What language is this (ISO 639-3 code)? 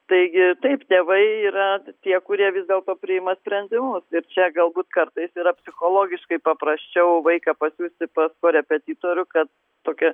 lit